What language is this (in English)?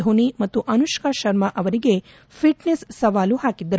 Kannada